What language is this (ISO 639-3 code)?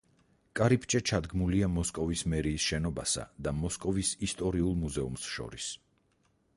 kat